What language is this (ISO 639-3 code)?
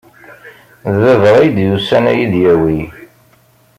kab